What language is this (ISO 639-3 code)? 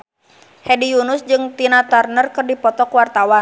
sun